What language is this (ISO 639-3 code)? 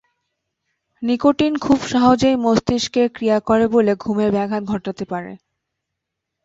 ben